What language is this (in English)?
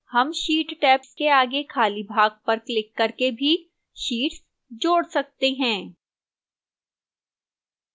Hindi